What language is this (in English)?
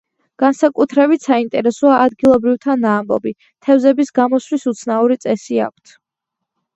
Georgian